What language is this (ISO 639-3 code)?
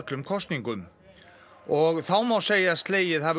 isl